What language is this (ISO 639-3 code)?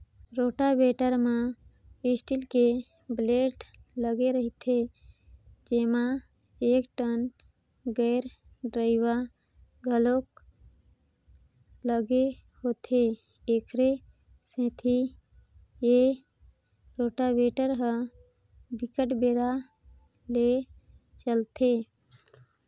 hne